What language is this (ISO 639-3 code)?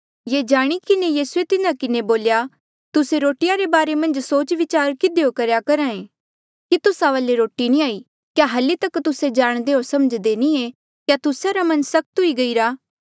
mjl